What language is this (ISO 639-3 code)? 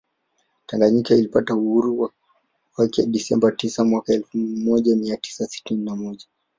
swa